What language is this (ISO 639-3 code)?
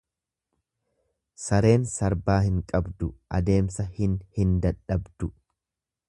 orm